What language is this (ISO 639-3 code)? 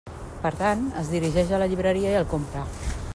cat